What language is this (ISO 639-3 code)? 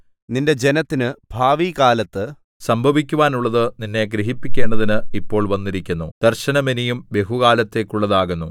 mal